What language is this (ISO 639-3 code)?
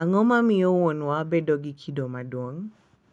luo